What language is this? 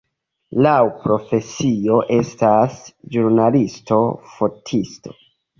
Esperanto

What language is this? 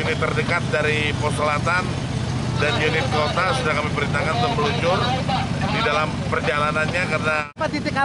Indonesian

